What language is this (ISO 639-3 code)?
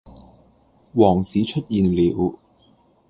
yue